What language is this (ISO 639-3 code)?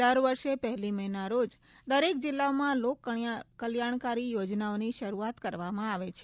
guj